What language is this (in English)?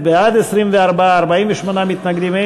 Hebrew